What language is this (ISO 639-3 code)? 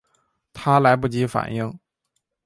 zho